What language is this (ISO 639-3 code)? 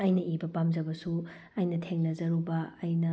mni